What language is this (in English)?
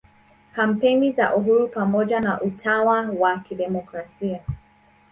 Swahili